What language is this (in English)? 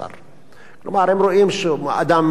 Hebrew